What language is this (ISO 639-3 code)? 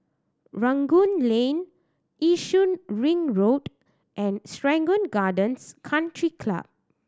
eng